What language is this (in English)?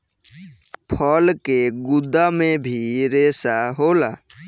Bhojpuri